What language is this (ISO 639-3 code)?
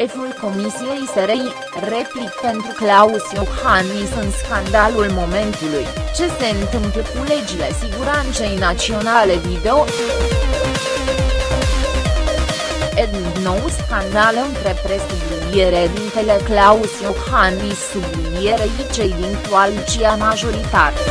ron